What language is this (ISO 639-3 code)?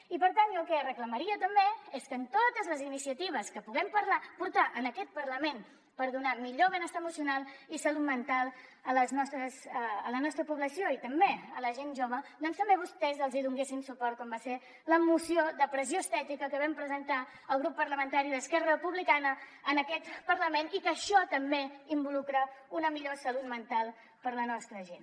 cat